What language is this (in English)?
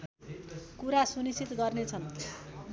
Nepali